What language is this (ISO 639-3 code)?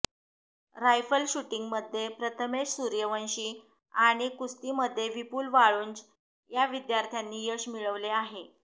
mar